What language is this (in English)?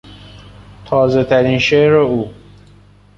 Persian